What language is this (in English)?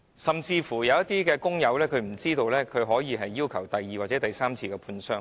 Cantonese